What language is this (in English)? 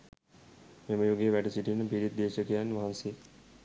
Sinhala